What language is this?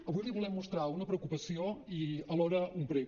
Catalan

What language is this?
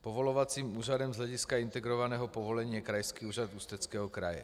Czech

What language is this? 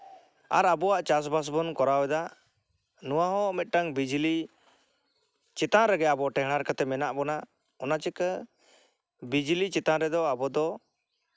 Santali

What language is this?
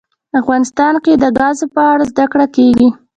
Pashto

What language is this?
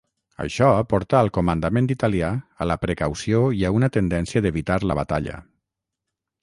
Catalan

